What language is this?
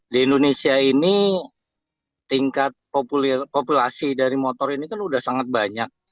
Indonesian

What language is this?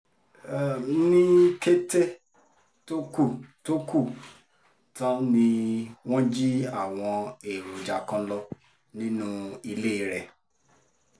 Yoruba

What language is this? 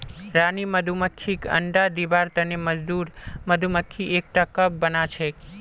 Magahi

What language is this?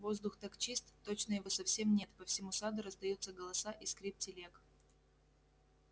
Russian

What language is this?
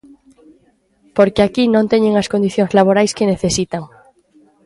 Galician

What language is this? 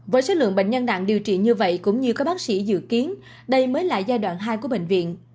Vietnamese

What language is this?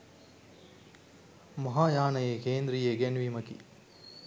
Sinhala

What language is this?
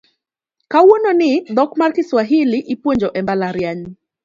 Luo (Kenya and Tanzania)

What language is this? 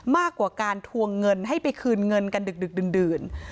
Thai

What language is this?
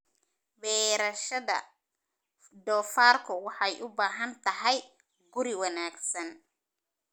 Somali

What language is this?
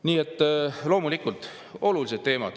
Estonian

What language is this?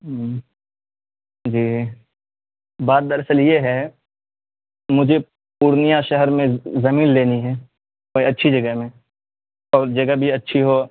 Urdu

